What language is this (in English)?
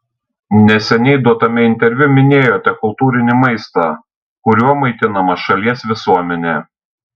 Lithuanian